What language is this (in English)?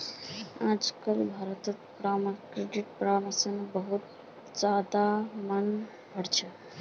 Magahi